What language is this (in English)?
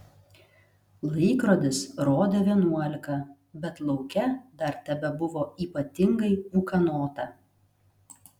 Lithuanian